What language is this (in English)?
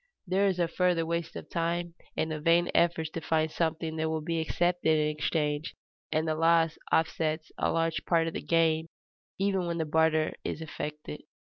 English